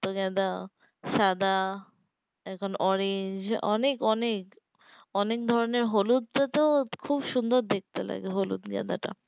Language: Bangla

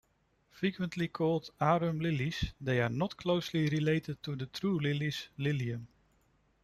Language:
English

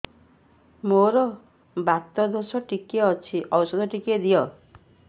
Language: Odia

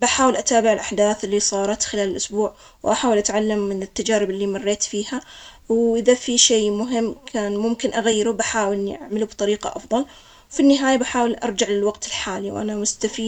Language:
Omani Arabic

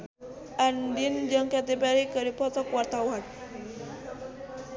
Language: Sundanese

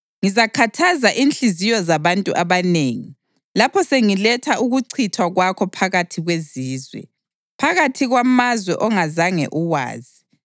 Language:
North Ndebele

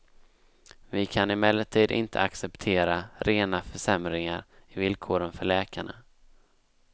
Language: Swedish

